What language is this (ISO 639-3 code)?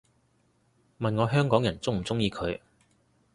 yue